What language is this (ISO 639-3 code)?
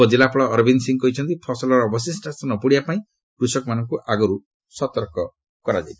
ori